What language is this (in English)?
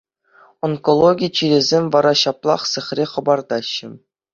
Chuvash